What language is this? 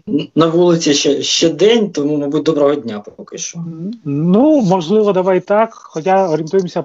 Ukrainian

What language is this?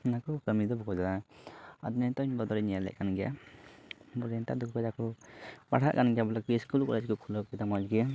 Santali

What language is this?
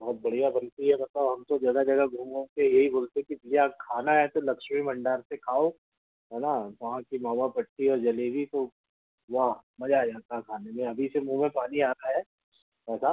Hindi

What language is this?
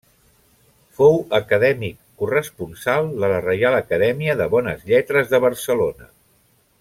Catalan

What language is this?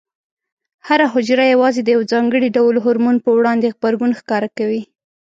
Pashto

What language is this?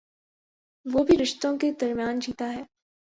Urdu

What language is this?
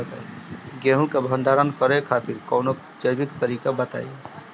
Bhojpuri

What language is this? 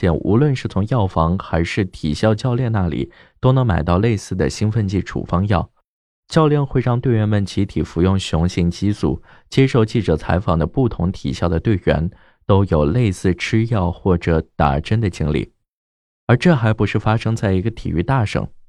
Chinese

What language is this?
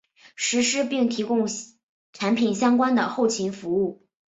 Chinese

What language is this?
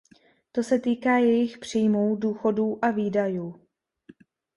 Czech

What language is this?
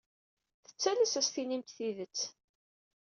Kabyle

